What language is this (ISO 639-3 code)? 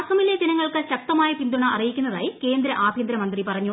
mal